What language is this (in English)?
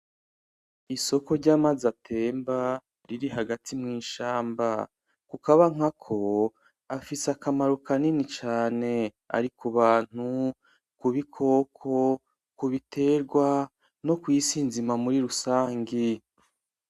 Rundi